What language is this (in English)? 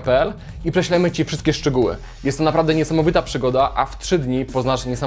Polish